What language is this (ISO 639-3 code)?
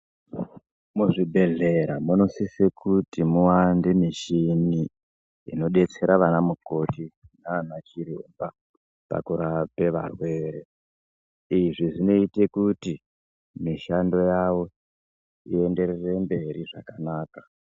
ndc